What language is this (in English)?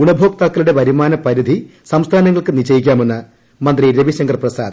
Malayalam